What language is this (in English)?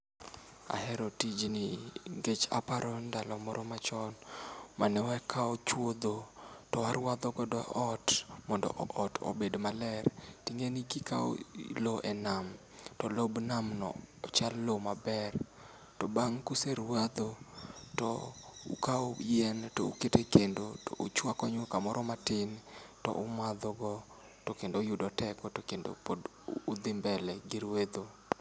Luo (Kenya and Tanzania)